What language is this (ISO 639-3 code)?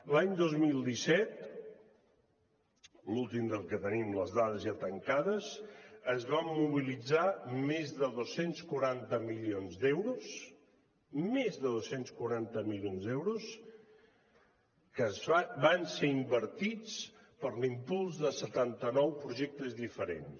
cat